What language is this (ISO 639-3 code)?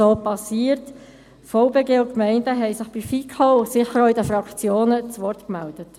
gsw